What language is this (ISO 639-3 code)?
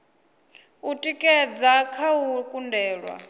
ven